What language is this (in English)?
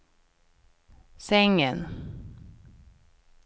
Swedish